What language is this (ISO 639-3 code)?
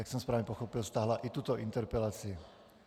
ces